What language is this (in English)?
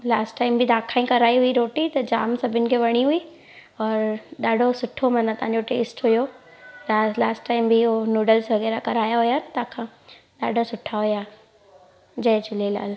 Sindhi